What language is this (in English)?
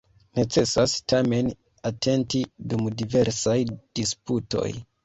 Esperanto